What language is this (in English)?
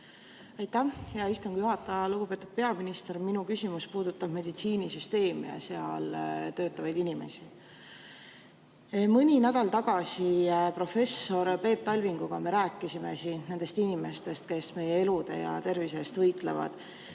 Estonian